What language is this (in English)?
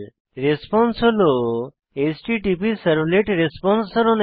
Bangla